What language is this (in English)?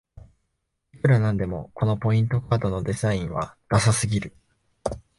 Japanese